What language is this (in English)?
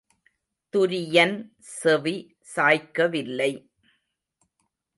Tamil